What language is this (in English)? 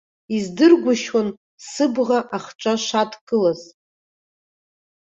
Abkhazian